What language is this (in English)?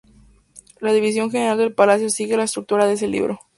Spanish